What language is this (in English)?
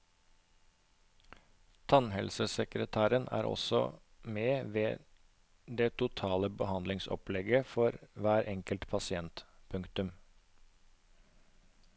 Norwegian